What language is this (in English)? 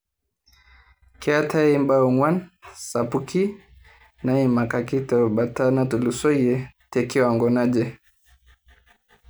Masai